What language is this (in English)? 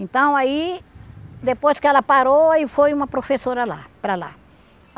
Portuguese